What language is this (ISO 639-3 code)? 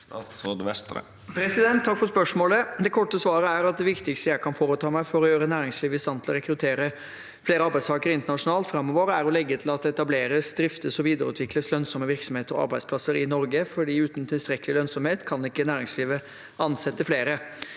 nor